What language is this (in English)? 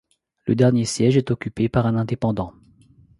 French